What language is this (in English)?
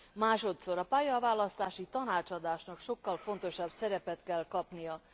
Hungarian